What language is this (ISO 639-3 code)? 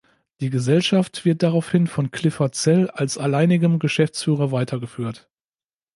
deu